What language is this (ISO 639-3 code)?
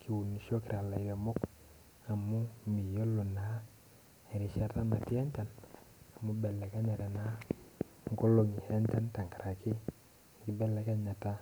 mas